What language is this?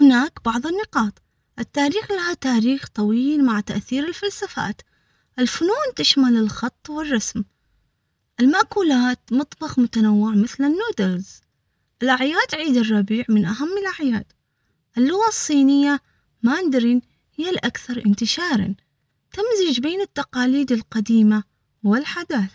Omani Arabic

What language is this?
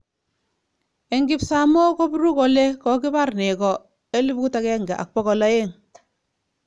Kalenjin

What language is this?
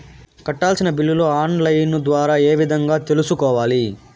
Telugu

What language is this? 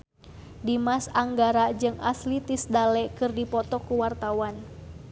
Sundanese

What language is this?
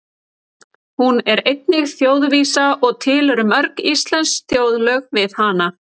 Icelandic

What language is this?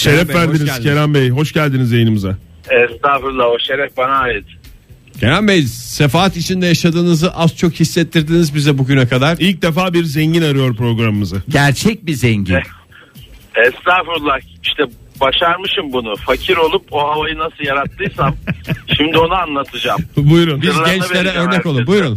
Turkish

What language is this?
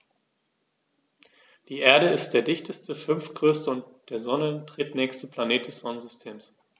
German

